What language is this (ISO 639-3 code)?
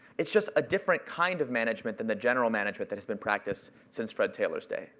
eng